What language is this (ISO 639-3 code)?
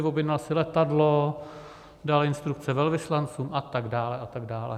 ces